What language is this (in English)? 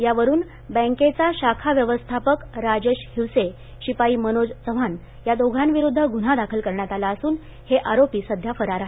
Marathi